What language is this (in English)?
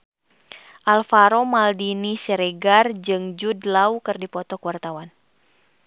Sundanese